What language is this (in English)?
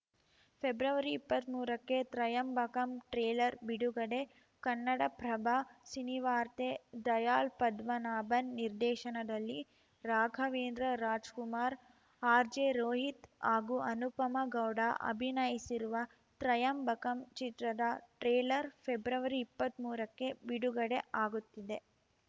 Kannada